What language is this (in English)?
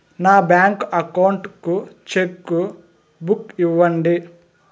Telugu